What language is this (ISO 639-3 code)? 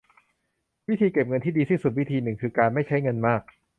tha